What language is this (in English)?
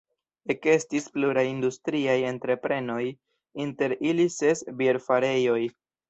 Esperanto